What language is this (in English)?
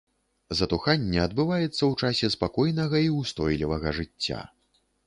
Belarusian